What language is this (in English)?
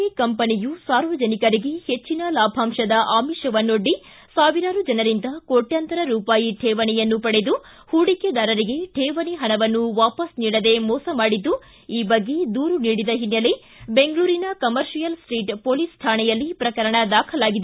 Kannada